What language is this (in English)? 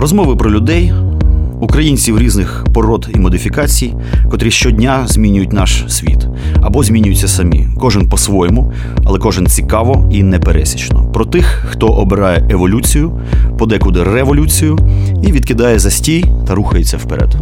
Ukrainian